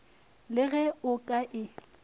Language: Northern Sotho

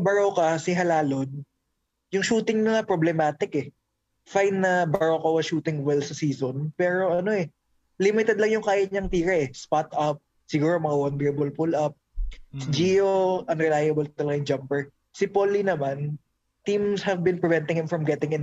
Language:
Filipino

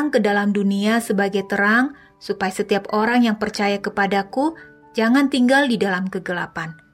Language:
Indonesian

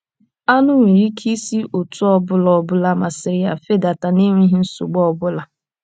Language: Igbo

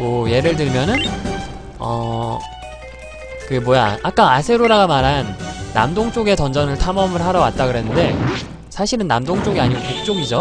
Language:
Korean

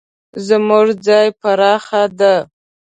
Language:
Pashto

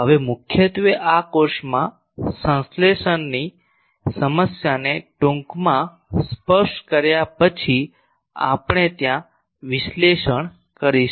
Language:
Gujarati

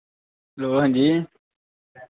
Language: Dogri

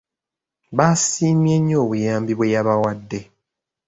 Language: Ganda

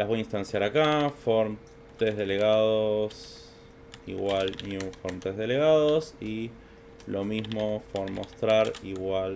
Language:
Spanish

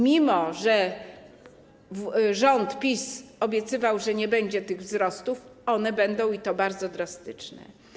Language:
Polish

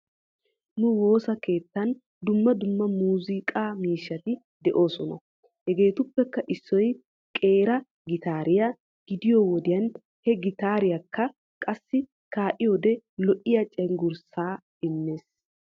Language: Wolaytta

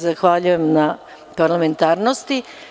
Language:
Serbian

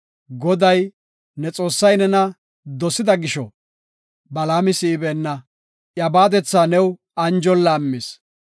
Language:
Gofa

